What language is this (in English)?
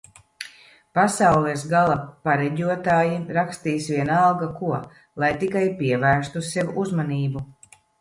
Latvian